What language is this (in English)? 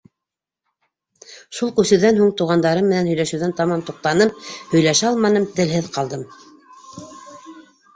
Bashkir